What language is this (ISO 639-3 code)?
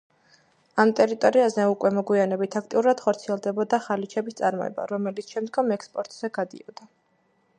kat